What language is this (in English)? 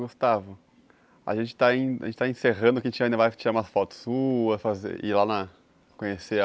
Portuguese